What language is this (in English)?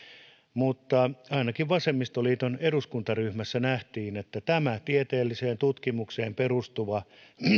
Finnish